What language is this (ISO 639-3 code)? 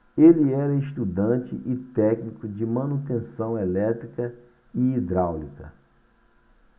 por